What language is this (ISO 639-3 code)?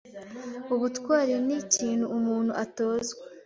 kin